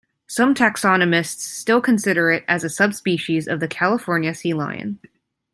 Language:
English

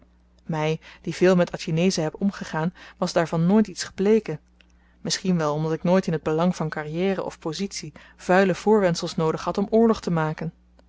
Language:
Dutch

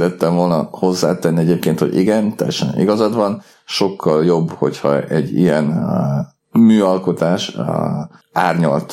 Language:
Hungarian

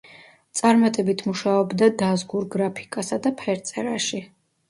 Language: Georgian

